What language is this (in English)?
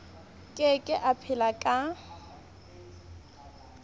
Southern Sotho